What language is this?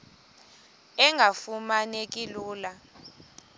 Xhosa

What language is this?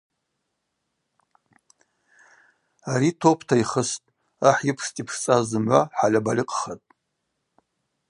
Abaza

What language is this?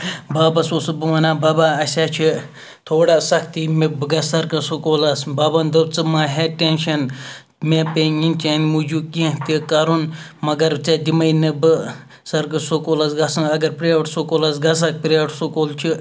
Kashmiri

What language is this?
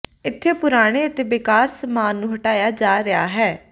Punjabi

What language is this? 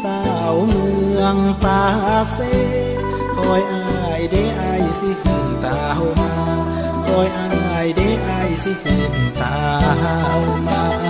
Thai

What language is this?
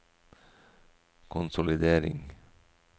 Norwegian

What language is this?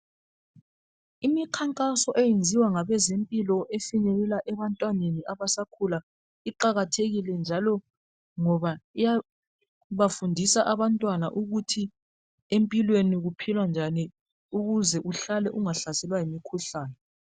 North Ndebele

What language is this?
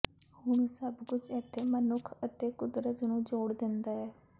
Punjabi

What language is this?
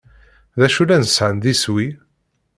Kabyle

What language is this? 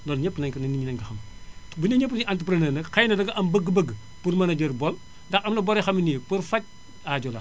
Wolof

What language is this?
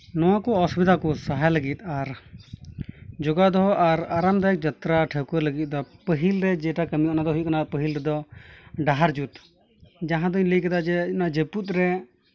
Santali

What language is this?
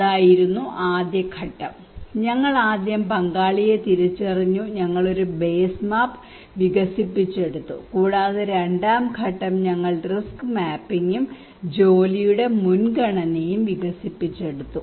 Malayalam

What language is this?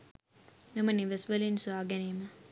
Sinhala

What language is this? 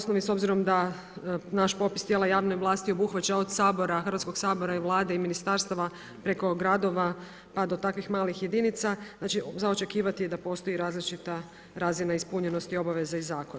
Croatian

